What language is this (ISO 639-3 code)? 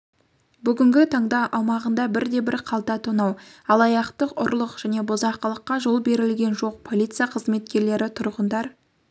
kaz